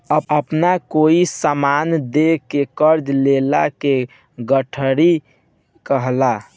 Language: Bhojpuri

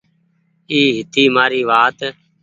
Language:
Goaria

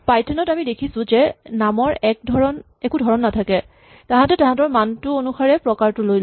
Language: Assamese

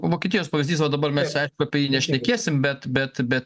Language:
Lithuanian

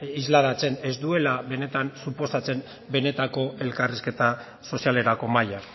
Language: Basque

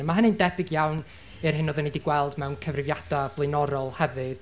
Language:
Welsh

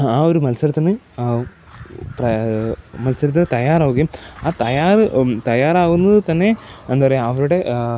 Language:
Malayalam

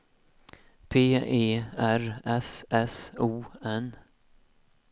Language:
Swedish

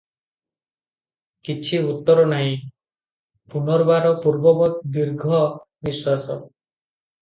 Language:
Odia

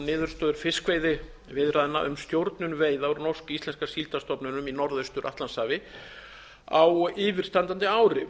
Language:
Icelandic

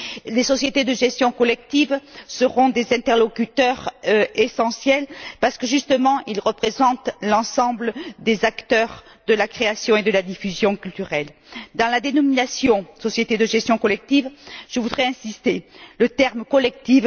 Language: French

